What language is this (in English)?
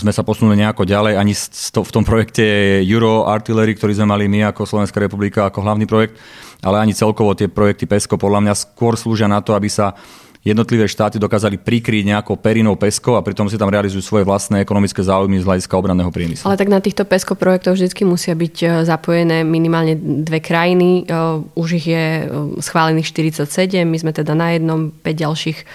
Slovak